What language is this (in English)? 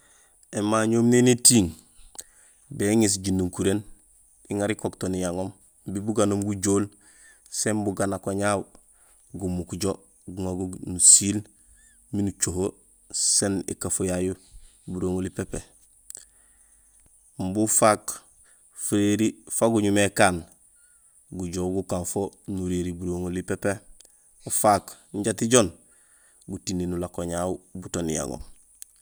Gusilay